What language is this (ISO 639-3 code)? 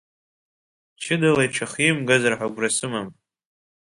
abk